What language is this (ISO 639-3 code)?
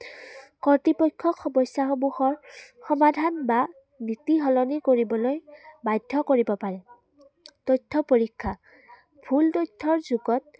asm